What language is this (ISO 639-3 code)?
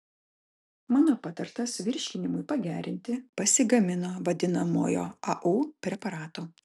lit